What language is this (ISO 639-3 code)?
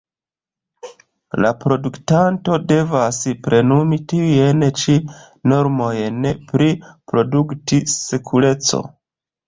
epo